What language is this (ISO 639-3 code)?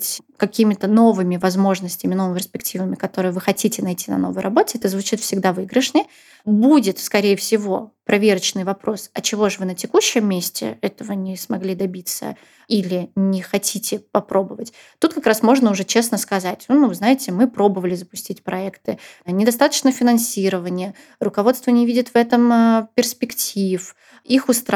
rus